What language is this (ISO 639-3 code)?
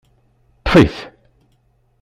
kab